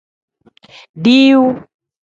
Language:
Tem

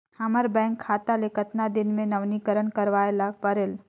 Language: Chhattisgarhi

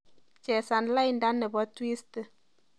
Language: Kalenjin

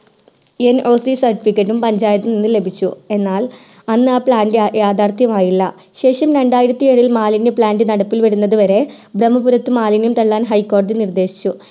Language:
Malayalam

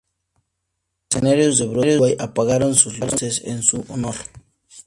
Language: Spanish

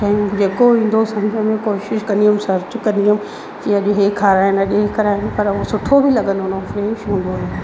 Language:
Sindhi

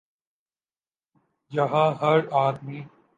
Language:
Urdu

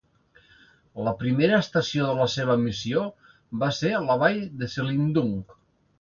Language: Catalan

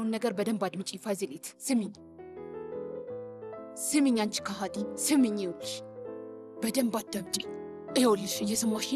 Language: Arabic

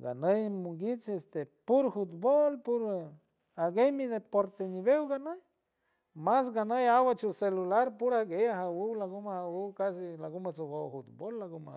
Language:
San Francisco Del Mar Huave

